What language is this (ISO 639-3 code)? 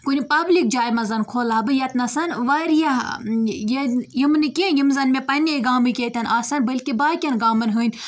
kas